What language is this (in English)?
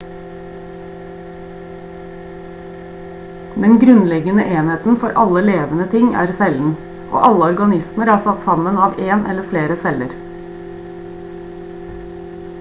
Norwegian Bokmål